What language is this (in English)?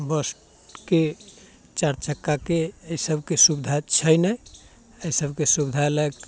Maithili